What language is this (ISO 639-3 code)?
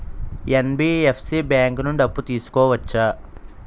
tel